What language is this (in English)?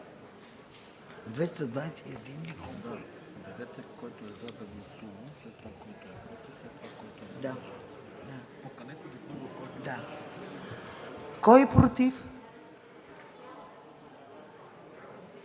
Bulgarian